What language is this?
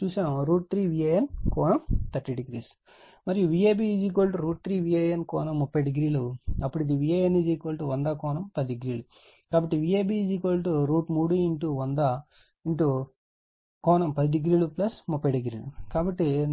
Telugu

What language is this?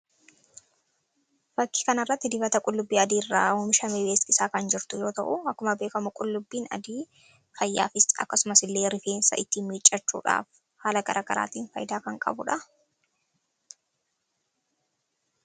Oromo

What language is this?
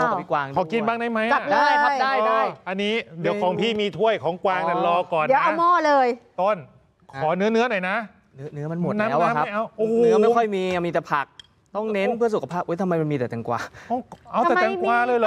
Thai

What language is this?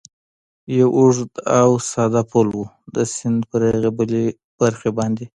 Pashto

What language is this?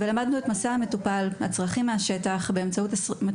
Hebrew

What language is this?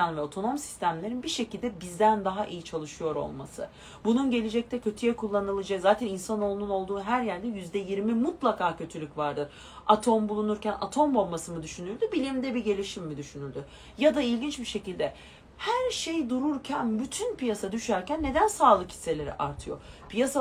Turkish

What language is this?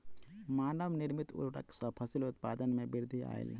Maithili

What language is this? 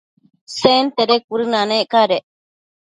Matsés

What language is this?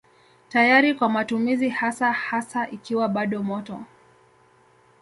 Swahili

